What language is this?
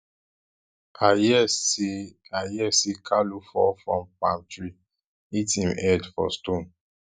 Nigerian Pidgin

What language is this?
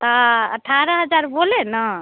Hindi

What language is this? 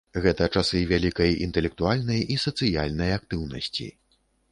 Belarusian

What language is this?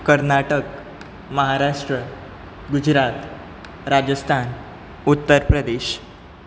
Konkani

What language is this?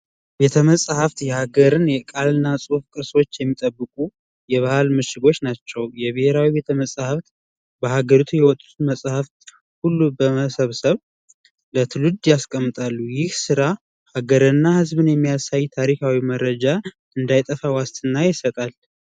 Amharic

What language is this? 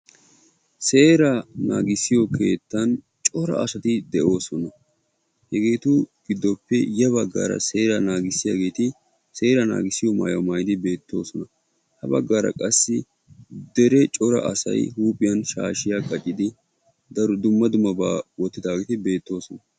Wolaytta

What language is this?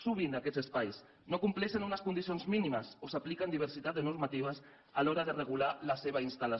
Catalan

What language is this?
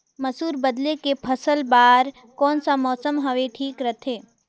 Chhattisgarhi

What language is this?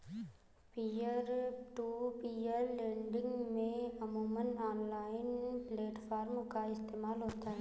Hindi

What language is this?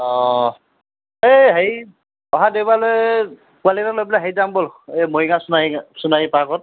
Assamese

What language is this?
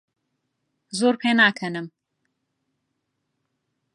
Central Kurdish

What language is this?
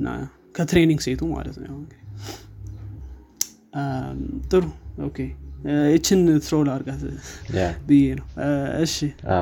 Amharic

